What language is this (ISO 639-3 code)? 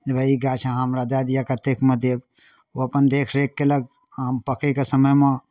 mai